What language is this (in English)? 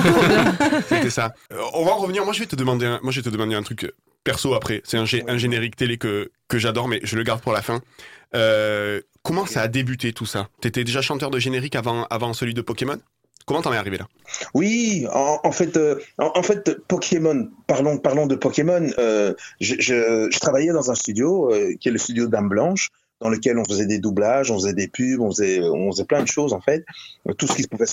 French